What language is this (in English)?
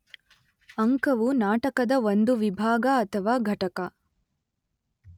Kannada